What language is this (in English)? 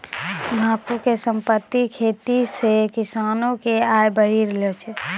Maithili